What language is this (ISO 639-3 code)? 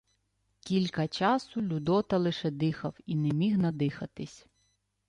ukr